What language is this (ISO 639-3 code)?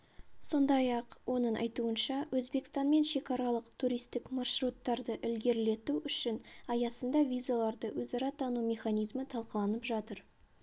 kaz